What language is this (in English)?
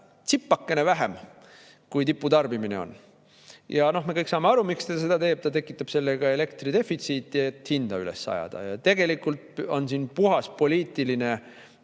Estonian